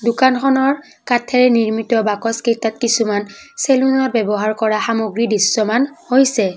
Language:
Assamese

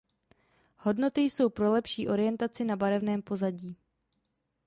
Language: Czech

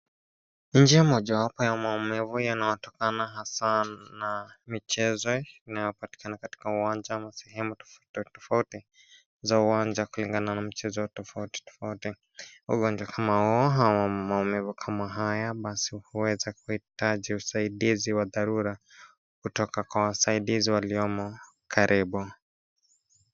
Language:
Swahili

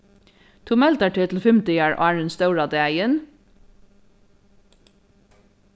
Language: Faroese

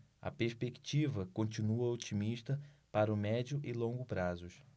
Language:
Portuguese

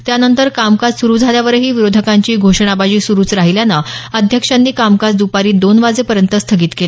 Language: Marathi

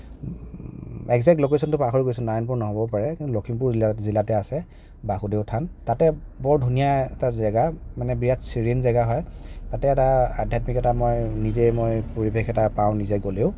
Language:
Assamese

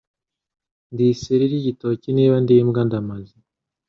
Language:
Kinyarwanda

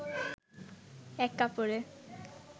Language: Bangla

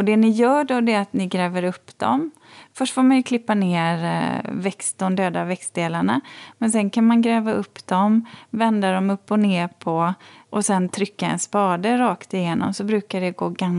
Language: Swedish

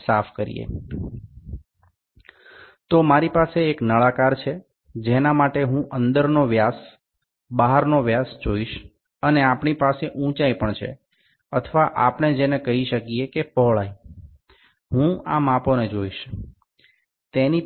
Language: Bangla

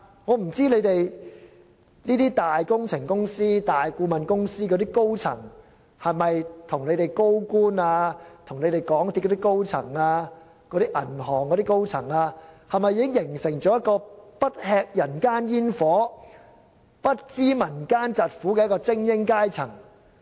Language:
Cantonese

